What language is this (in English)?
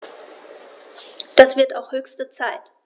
German